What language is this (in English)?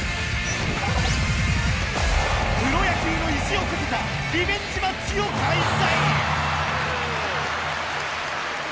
Japanese